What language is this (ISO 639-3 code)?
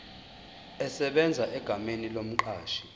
zul